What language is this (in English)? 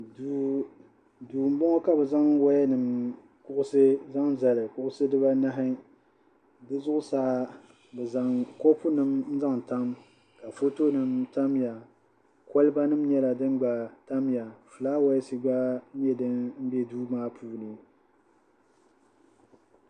Dagbani